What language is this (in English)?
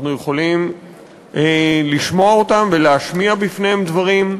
Hebrew